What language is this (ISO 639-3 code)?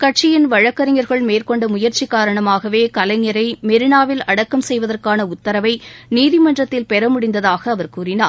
tam